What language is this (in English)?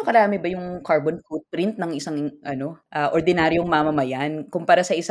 Filipino